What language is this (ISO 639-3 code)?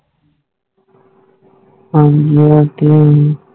pan